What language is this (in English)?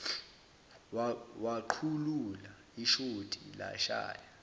Zulu